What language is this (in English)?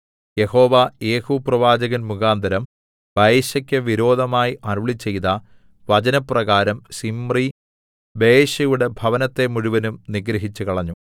Malayalam